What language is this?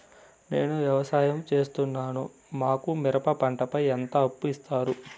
Telugu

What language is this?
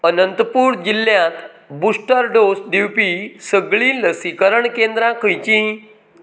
Konkani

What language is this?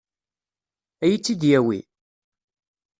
Kabyle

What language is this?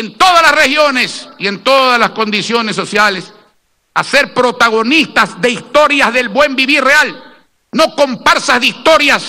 Spanish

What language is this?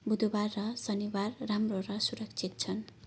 Nepali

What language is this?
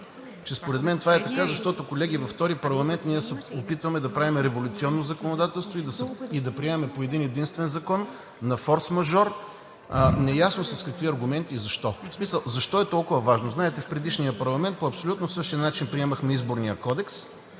Bulgarian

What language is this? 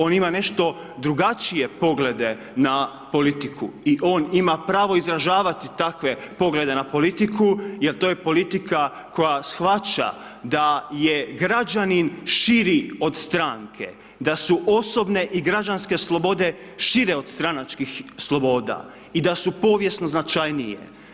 Croatian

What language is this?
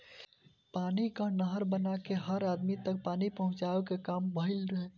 Bhojpuri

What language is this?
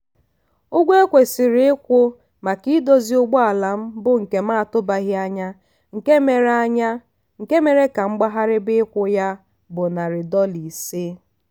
Igbo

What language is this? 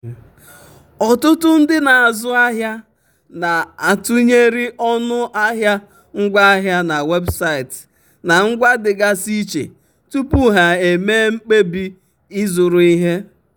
Igbo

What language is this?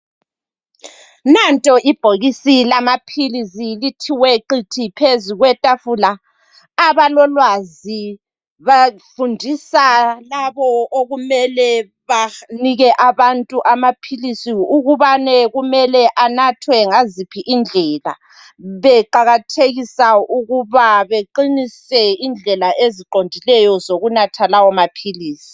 North Ndebele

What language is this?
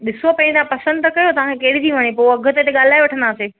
Sindhi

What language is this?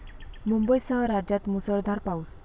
Marathi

